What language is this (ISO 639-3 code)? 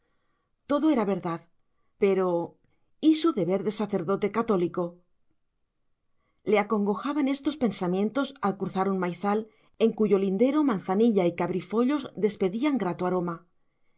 spa